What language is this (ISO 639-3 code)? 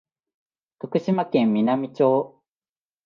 jpn